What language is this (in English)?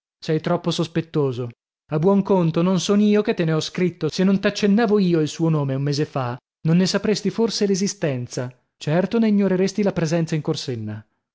Italian